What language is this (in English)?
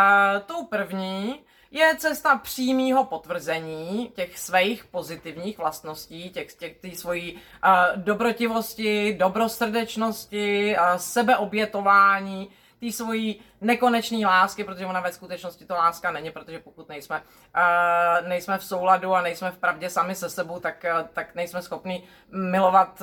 Czech